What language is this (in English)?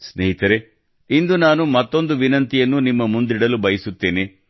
Kannada